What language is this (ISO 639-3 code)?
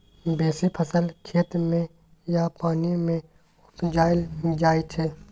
mai